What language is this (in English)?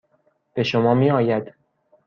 Persian